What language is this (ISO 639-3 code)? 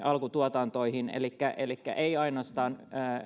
fin